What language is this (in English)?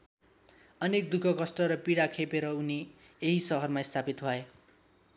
Nepali